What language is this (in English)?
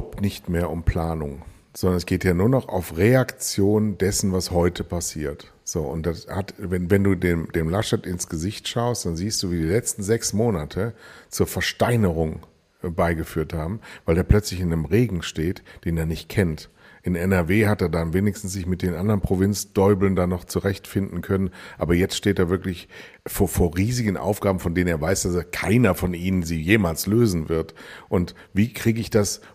German